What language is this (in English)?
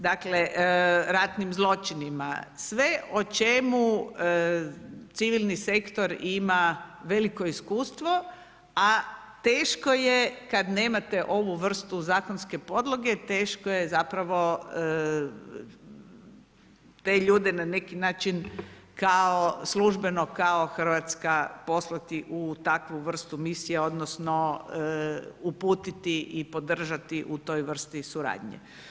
Croatian